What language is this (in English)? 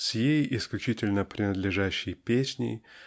Russian